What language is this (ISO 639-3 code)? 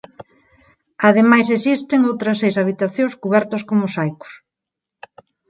glg